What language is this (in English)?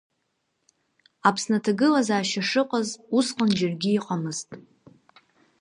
Abkhazian